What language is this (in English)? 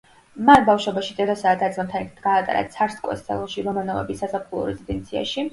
Georgian